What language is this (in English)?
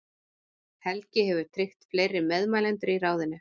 Icelandic